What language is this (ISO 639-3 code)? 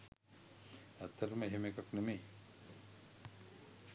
sin